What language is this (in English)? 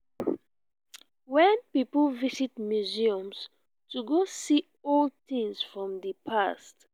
Nigerian Pidgin